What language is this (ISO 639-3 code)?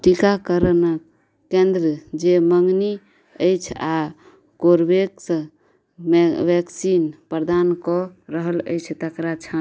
mai